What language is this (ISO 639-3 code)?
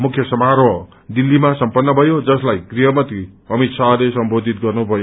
nep